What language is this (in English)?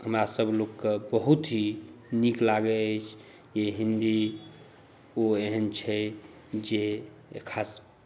Maithili